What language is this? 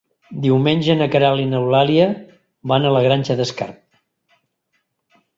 Catalan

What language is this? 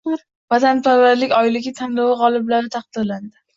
Uzbek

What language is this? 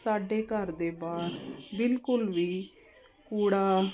Punjabi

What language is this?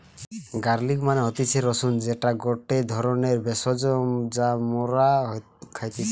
Bangla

